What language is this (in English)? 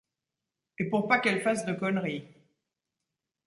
French